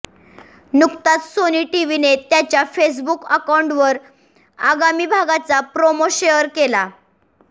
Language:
Marathi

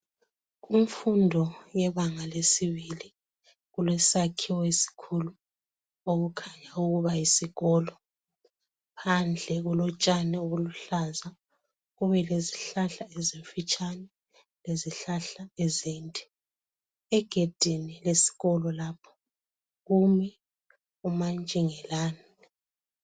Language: North Ndebele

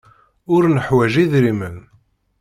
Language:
Kabyle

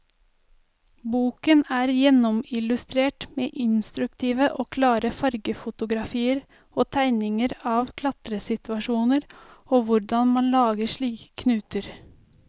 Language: Norwegian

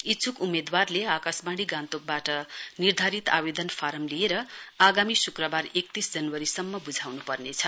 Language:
Nepali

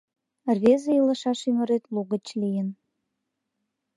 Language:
Mari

